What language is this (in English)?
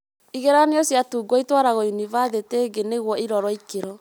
Kikuyu